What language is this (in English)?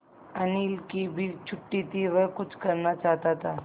Hindi